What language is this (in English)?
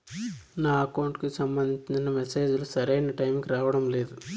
Telugu